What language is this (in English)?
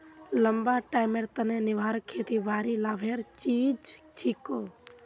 Magahi